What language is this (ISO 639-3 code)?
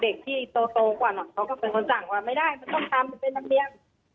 tha